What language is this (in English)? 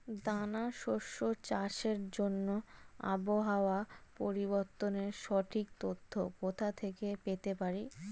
Bangla